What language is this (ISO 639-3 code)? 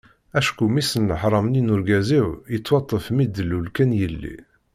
kab